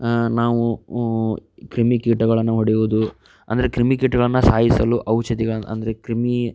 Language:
Kannada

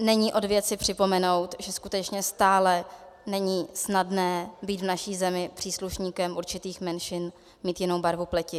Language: Czech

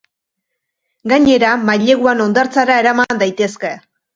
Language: Basque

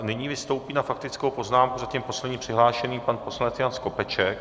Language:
Czech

